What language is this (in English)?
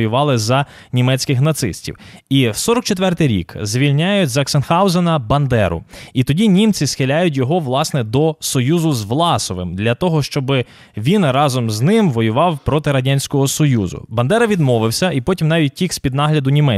Ukrainian